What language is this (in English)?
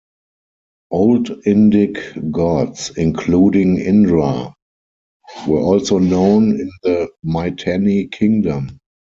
English